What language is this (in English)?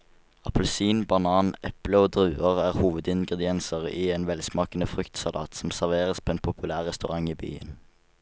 Norwegian